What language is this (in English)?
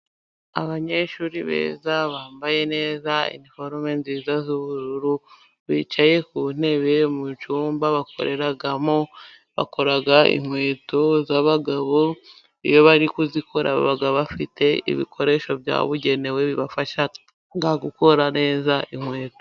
Kinyarwanda